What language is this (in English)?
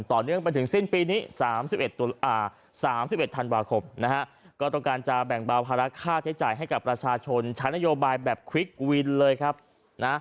Thai